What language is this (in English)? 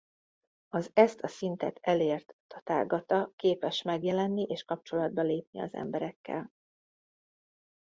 Hungarian